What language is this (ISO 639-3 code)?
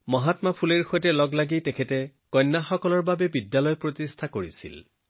asm